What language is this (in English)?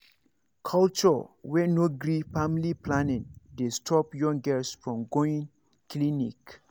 Nigerian Pidgin